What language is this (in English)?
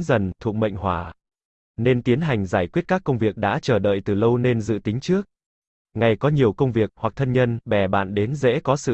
Vietnamese